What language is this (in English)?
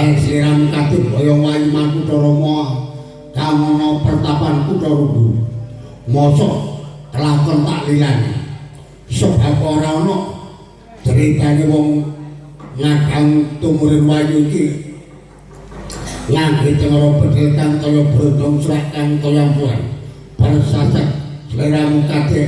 Indonesian